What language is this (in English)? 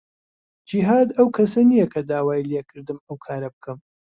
Central Kurdish